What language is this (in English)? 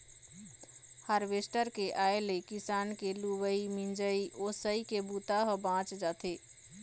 Chhattisgarhi